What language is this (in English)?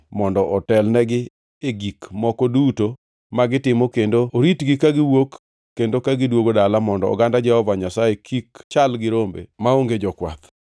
Luo (Kenya and Tanzania)